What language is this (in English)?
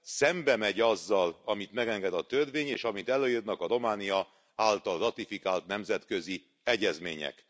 Hungarian